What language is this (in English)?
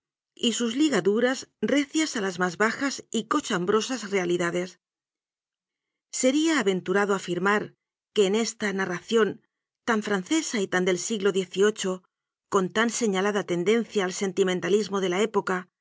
Spanish